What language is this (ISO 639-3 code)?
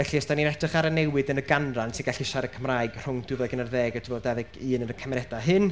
cym